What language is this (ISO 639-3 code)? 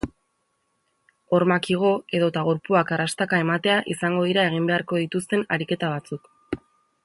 eus